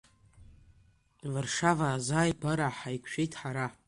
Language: Abkhazian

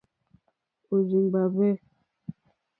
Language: Mokpwe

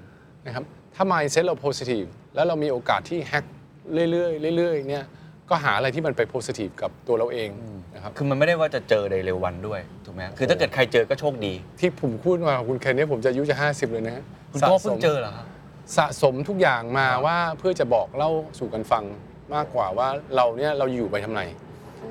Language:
Thai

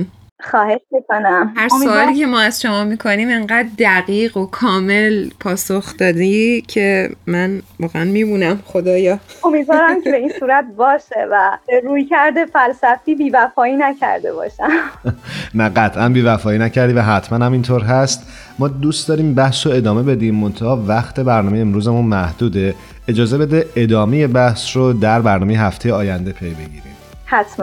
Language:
Persian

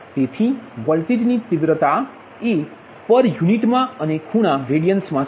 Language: Gujarati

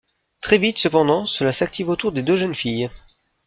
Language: French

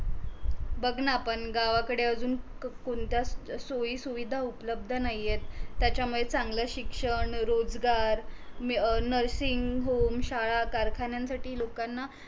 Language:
Marathi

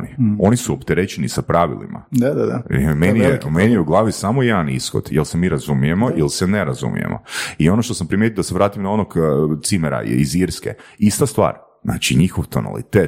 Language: Croatian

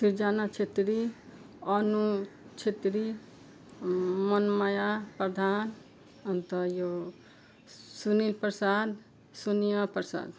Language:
Nepali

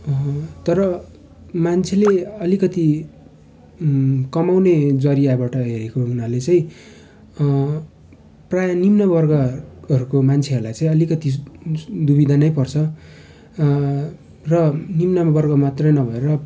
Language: Nepali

